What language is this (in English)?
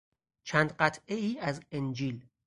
Persian